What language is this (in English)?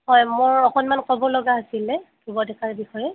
Assamese